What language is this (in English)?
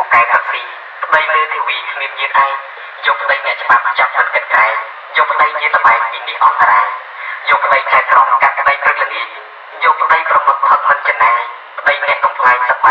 Vietnamese